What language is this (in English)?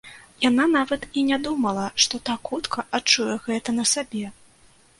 Belarusian